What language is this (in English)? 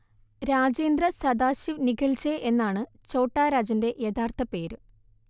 Malayalam